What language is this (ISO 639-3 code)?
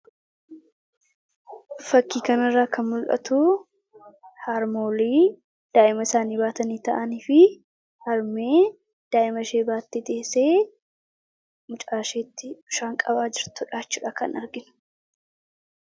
orm